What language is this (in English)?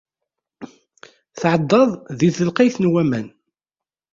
Kabyle